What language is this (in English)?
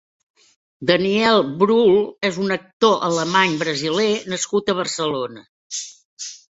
Catalan